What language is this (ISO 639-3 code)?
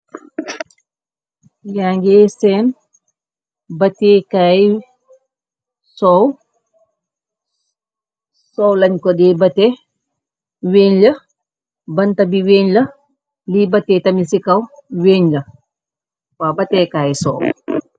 wol